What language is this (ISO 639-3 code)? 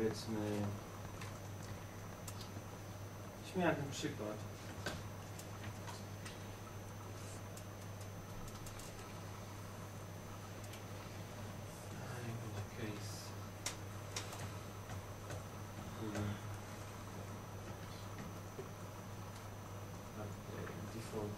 pol